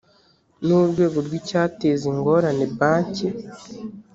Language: Kinyarwanda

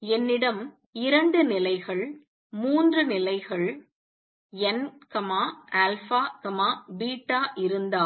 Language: Tamil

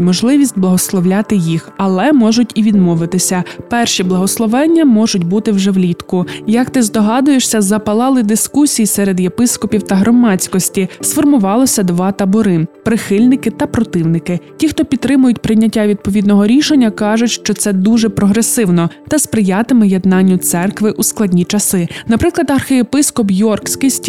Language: Ukrainian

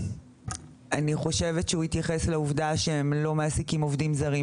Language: Hebrew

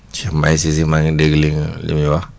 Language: Wolof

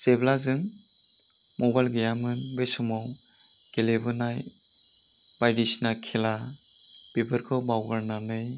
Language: Bodo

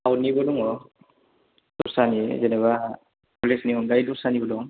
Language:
Bodo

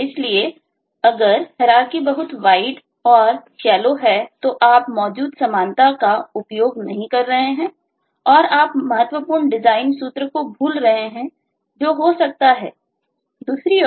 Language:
Hindi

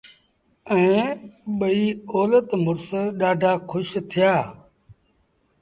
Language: Sindhi Bhil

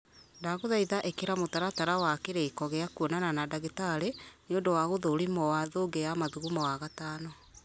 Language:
Kikuyu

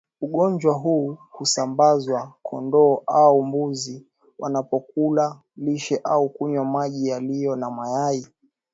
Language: Swahili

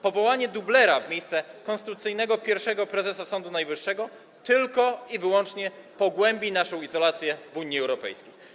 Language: Polish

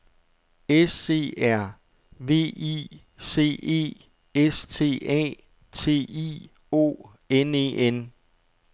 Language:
Danish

